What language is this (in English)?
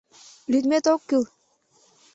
Mari